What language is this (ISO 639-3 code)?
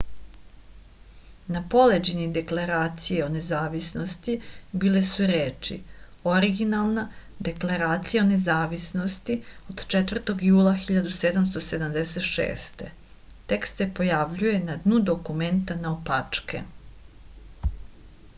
srp